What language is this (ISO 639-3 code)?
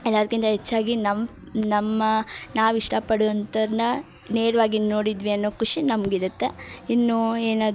kan